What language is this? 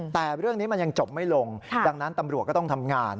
Thai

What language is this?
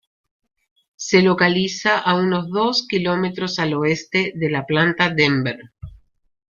Spanish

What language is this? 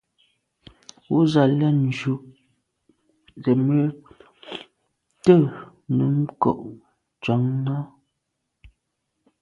Medumba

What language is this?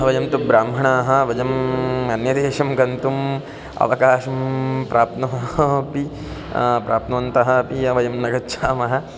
Sanskrit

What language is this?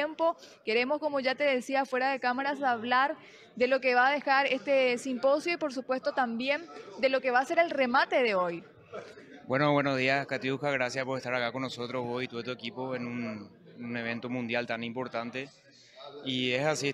Spanish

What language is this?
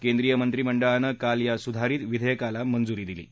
Marathi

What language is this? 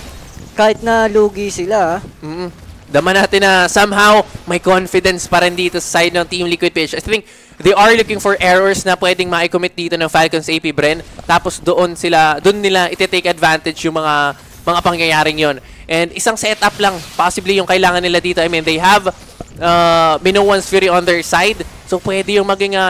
Filipino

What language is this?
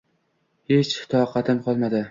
Uzbek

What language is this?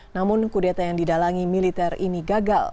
Indonesian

